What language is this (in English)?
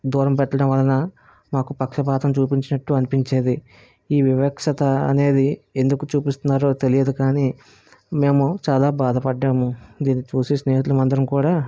Telugu